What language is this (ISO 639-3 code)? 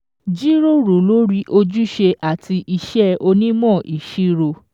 yor